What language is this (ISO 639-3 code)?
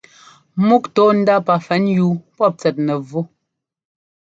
jgo